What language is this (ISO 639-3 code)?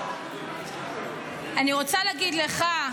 heb